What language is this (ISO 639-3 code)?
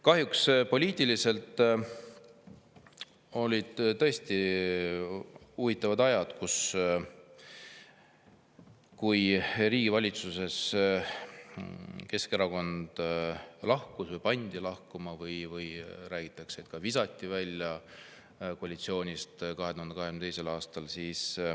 est